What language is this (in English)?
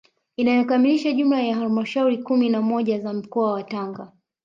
Swahili